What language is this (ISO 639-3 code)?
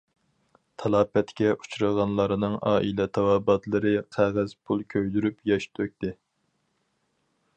uig